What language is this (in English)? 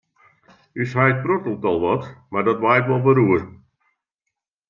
Western Frisian